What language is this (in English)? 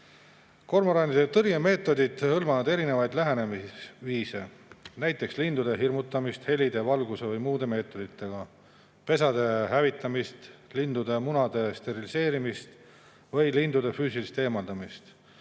Estonian